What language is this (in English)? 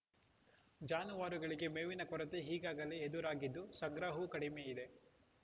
Kannada